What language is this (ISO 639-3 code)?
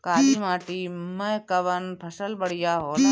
bho